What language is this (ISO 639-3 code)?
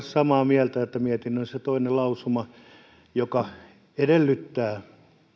fin